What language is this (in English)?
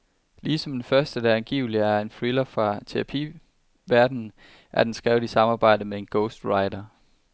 Danish